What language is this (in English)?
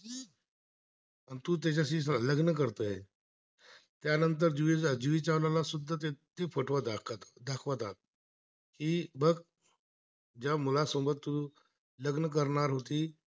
Marathi